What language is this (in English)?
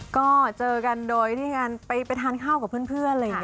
Thai